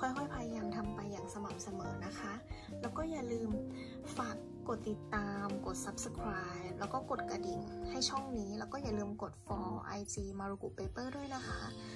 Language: Thai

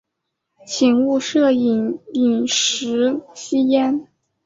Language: Chinese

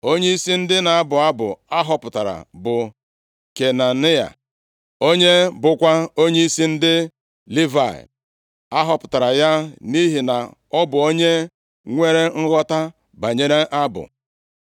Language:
Igbo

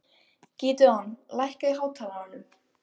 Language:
Icelandic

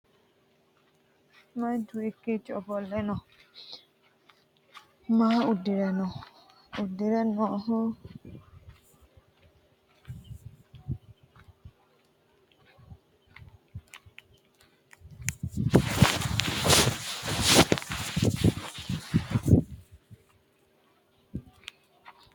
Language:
Sidamo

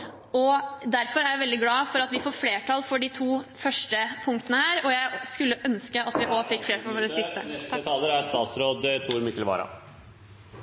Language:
Norwegian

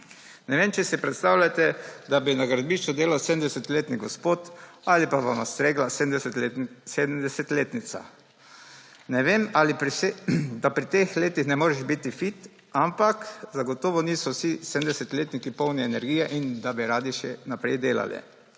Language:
Slovenian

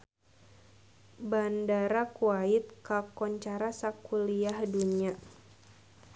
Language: Sundanese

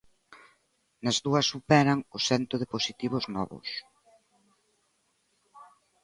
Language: Galician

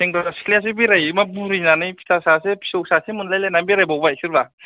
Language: Bodo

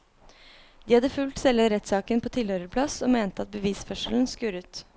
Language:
Norwegian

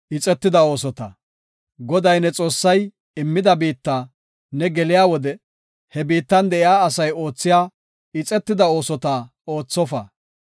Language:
Gofa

